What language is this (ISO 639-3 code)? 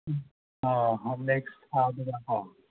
mni